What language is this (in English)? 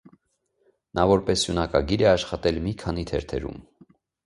Armenian